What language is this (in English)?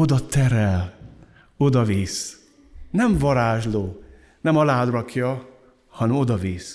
Hungarian